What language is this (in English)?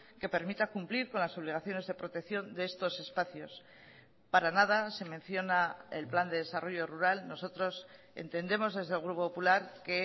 Spanish